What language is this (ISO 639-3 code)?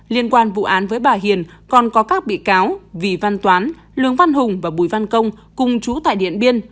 vie